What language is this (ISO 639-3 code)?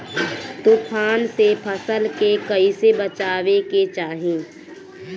bho